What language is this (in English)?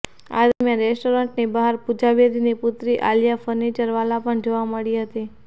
Gujarati